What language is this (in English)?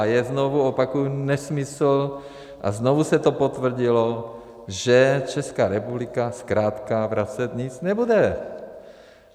Czech